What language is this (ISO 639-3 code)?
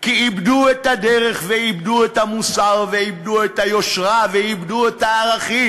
heb